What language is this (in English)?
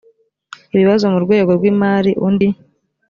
Kinyarwanda